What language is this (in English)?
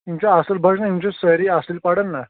Kashmiri